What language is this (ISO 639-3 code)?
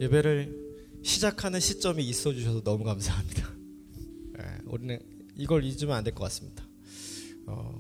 kor